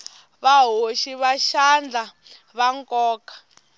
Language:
Tsonga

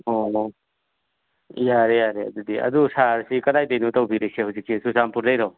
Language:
Manipuri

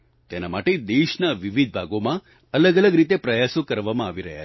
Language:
Gujarati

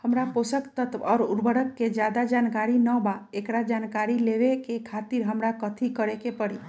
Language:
Magahi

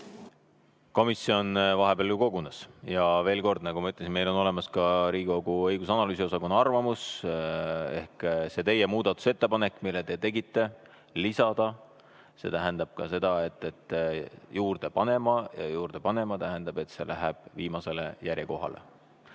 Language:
Estonian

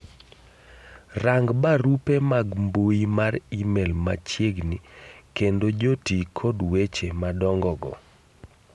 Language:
Luo (Kenya and Tanzania)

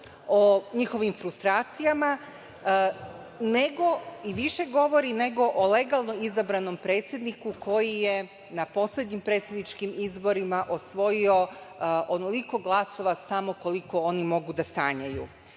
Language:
Serbian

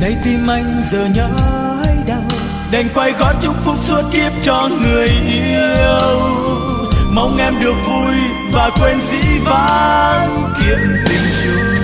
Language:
Vietnamese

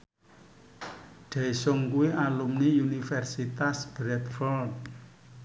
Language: Javanese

